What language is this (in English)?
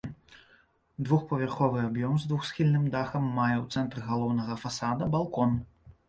Belarusian